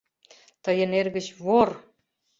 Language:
Mari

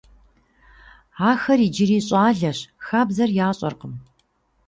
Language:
Kabardian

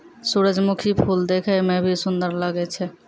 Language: Maithili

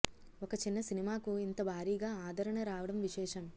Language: Telugu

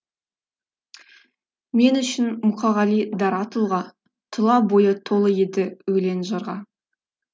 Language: Kazakh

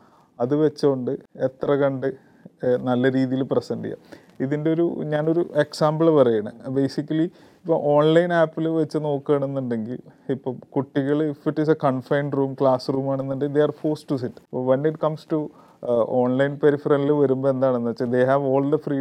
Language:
Malayalam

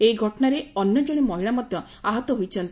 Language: Odia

